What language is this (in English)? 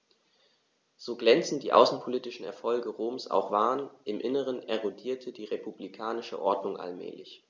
German